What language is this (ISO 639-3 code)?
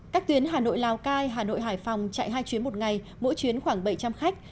vie